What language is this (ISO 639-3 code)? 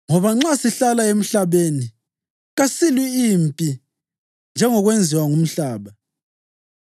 nde